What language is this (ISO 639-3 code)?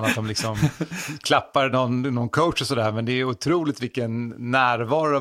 swe